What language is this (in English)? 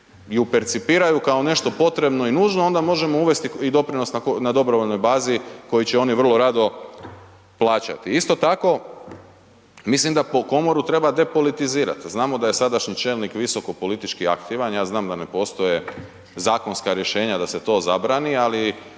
Croatian